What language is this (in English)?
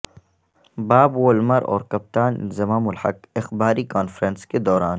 Urdu